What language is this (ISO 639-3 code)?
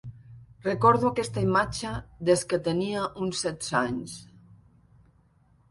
cat